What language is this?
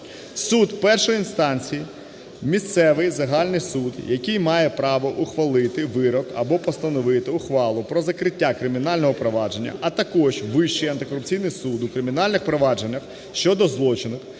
Ukrainian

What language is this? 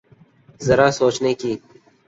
Urdu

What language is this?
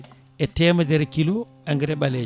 Fula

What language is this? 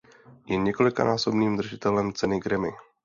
Czech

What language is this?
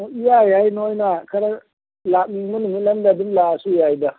Manipuri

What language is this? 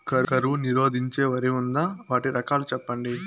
Telugu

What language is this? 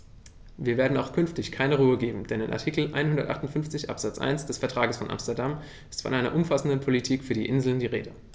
German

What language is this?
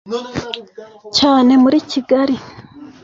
Kinyarwanda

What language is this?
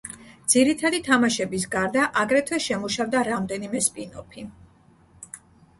Georgian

